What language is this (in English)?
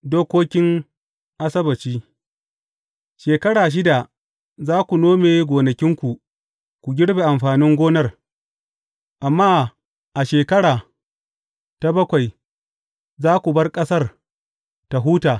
Hausa